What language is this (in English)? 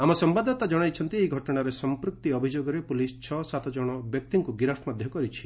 Odia